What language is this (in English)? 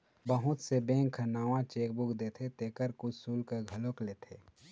Chhattisgarhi